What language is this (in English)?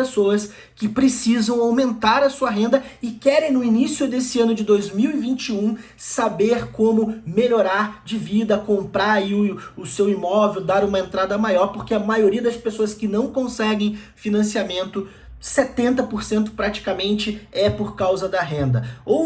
Portuguese